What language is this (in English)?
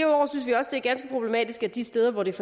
Danish